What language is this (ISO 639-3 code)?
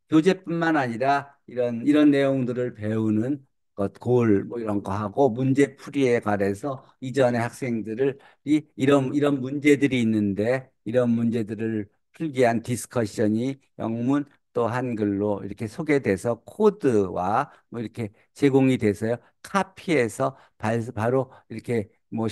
kor